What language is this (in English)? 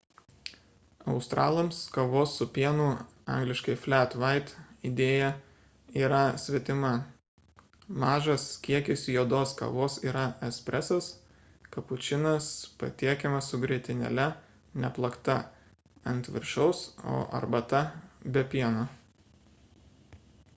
Lithuanian